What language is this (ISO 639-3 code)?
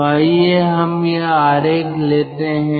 hin